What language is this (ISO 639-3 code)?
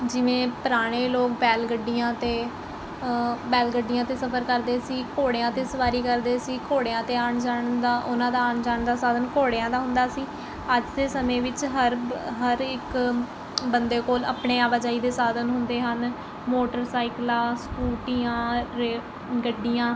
pan